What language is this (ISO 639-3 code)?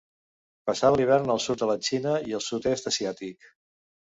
cat